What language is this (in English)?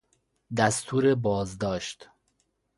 Persian